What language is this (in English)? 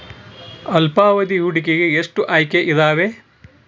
Kannada